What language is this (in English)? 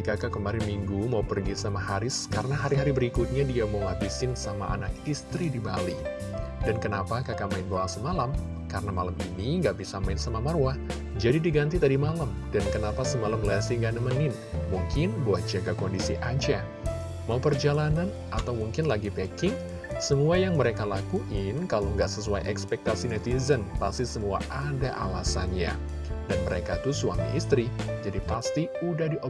Indonesian